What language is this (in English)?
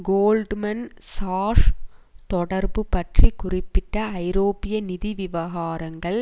Tamil